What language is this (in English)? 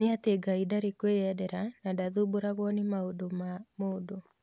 Kikuyu